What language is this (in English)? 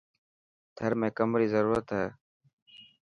Dhatki